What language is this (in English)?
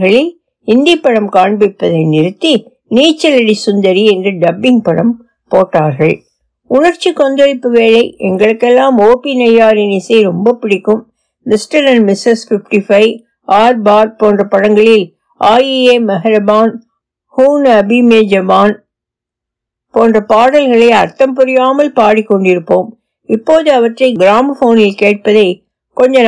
Tamil